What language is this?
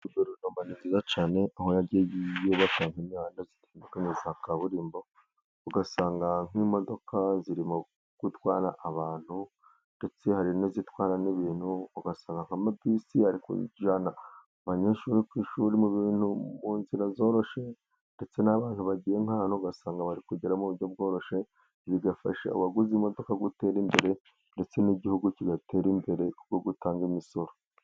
Kinyarwanda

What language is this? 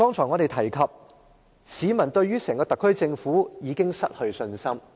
Cantonese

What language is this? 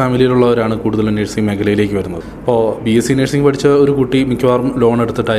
Malayalam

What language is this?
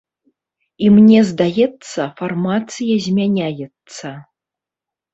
Belarusian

